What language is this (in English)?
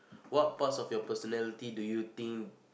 English